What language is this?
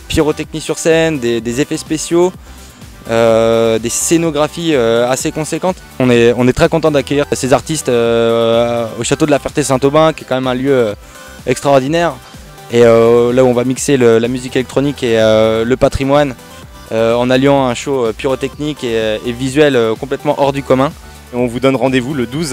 French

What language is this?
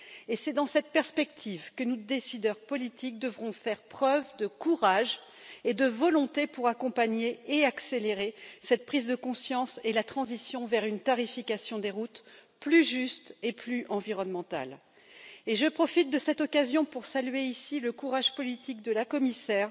French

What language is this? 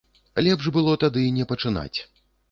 Belarusian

